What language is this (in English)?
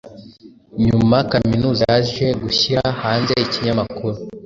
Kinyarwanda